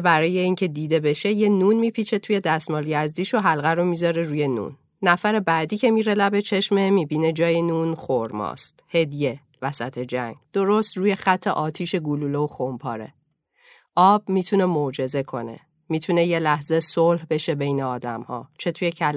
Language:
Persian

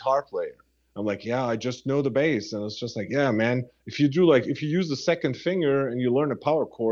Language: English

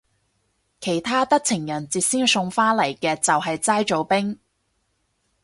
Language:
Cantonese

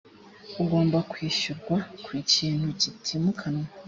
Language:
Kinyarwanda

